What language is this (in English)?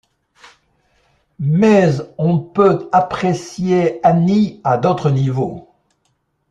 French